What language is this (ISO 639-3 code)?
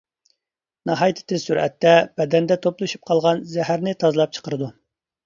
uig